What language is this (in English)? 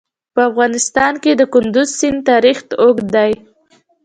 Pashto